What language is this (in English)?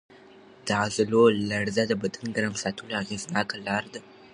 Pashto